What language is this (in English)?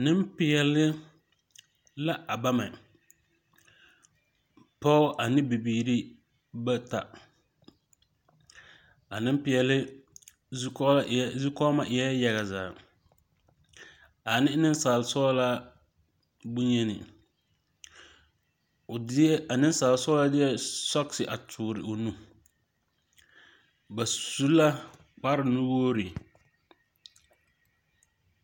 Southern Dagaare